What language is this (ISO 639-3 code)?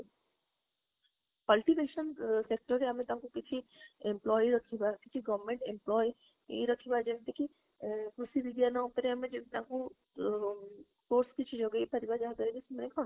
ori